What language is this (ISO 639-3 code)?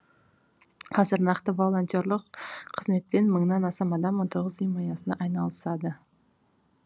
kaz